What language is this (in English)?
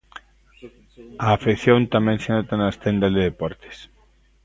Galician